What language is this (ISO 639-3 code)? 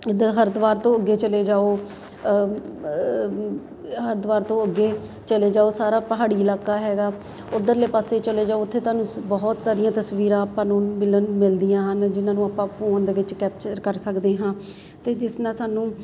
pan